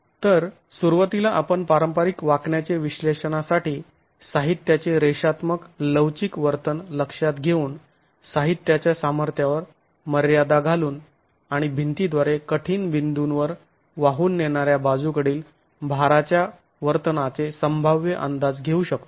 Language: Marathi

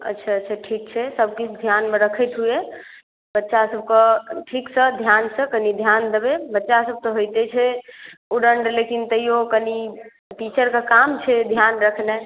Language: Maithili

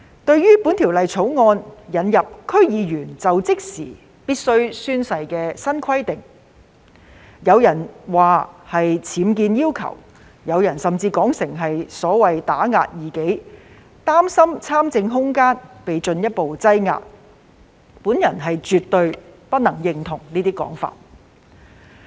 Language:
Cantonese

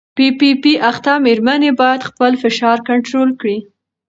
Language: Pashto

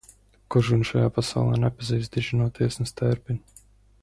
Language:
Latvian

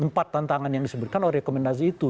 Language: Indonesian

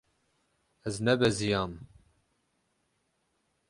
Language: Kurdish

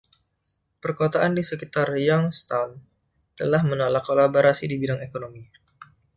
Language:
Indonesian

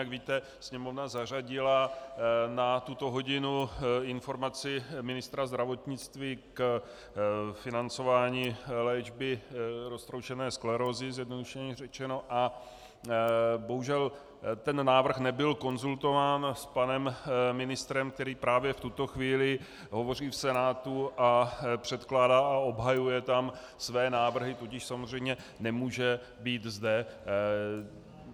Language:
Czech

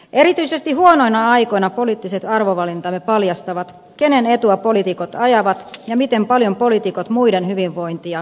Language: Finnish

